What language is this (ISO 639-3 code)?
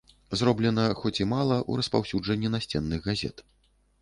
bel